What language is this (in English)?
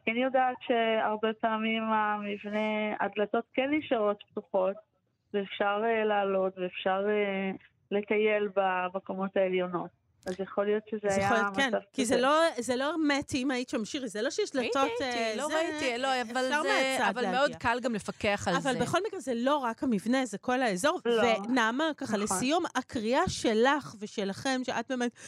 Hebrew